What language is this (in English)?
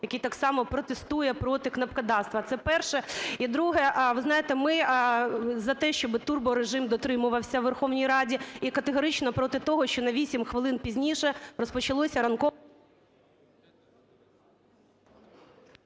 Ukrainian